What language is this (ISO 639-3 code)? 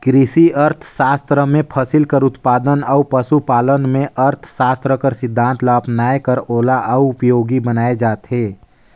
hne